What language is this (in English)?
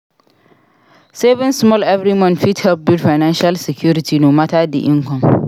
Nigerian Pidgin